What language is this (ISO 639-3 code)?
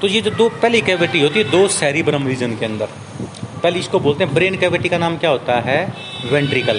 hin